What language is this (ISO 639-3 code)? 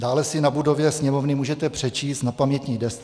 ces